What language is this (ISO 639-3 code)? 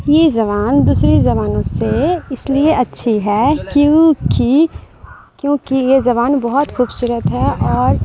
urd